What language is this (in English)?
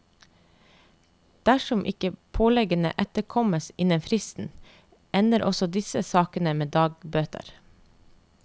Norwegian